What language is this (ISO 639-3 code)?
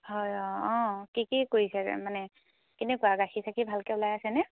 asm